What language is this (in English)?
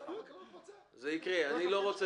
Hebrew